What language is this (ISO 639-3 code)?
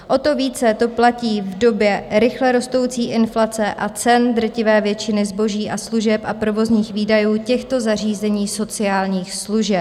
ces